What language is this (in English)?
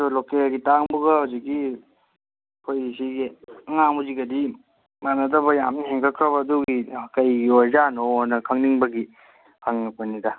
Manipuri